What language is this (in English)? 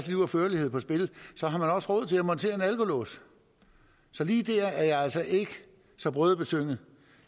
Danish